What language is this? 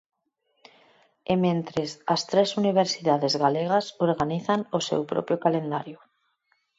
Galician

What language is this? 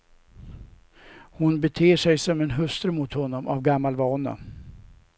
Swedish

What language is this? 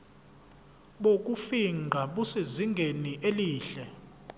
Zulu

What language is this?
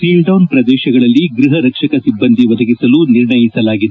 Kannada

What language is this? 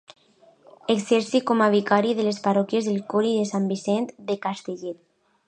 Catalan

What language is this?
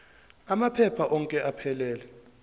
Zulu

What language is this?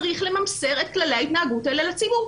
Hebrew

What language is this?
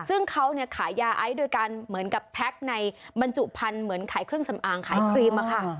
Thai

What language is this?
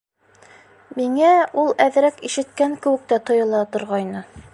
Bashkir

